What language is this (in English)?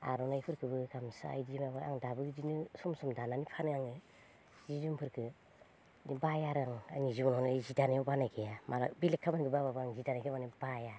Bodo